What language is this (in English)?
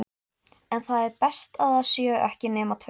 Icelandic